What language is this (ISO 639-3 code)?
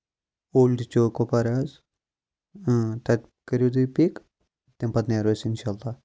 kas